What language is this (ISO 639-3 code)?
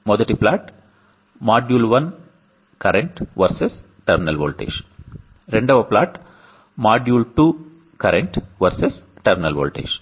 tel